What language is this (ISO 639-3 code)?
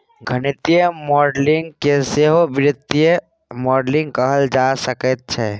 mai